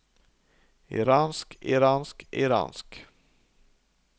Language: Norwegian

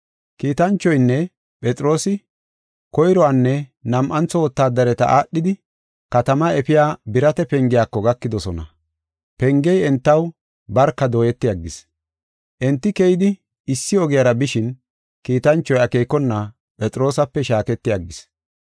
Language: Gofa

